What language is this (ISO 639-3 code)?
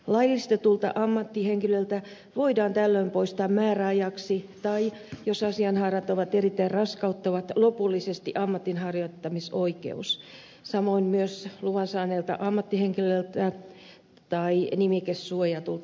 fin